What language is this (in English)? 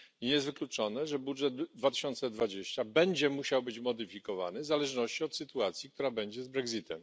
Polish